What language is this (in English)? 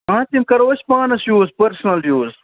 Kashmiri